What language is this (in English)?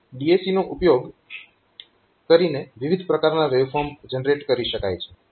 Gujarati